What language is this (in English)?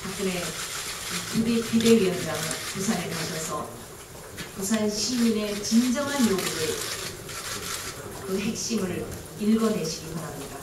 Korean